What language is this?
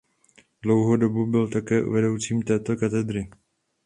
Czech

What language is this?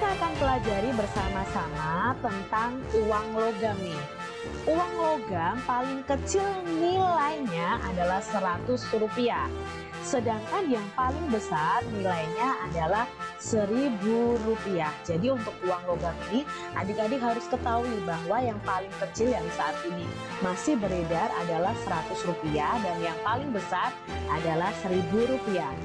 Indonesian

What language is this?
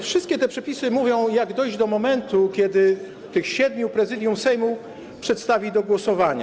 Polish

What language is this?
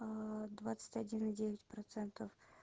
Russian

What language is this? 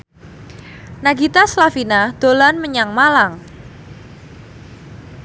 Javanese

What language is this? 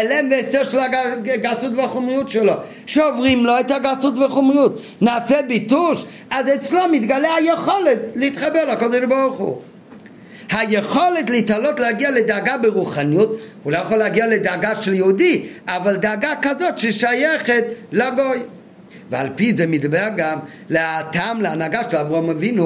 Hebrew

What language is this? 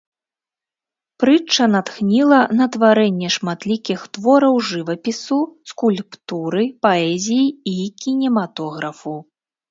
Belarusian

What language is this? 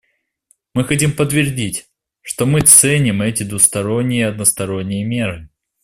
Russian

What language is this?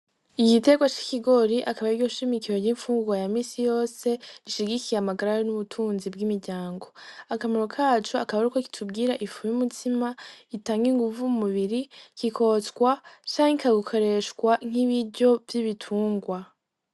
Rundi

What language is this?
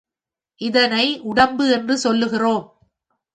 Tamil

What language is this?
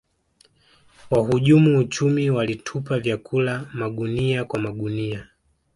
Swahili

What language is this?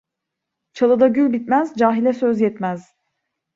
Turkish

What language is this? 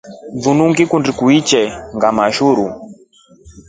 Rombo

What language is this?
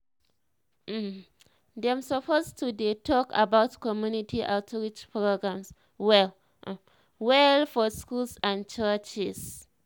Nigerian Pidgin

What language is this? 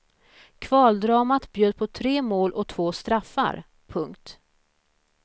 Swedish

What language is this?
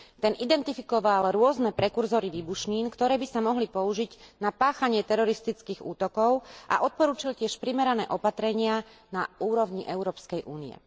Slovak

